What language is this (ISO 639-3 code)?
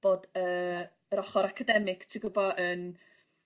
cym